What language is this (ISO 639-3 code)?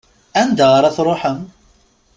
kab